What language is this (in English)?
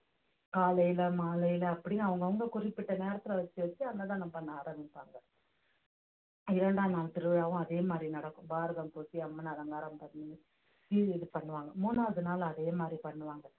Tamil